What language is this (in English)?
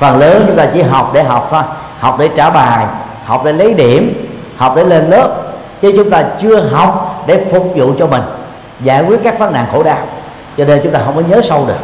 Vietnamese